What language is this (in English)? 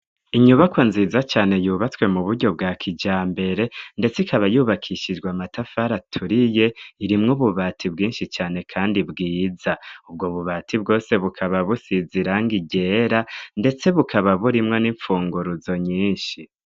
Rundi